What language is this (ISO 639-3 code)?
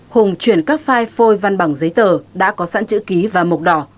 vie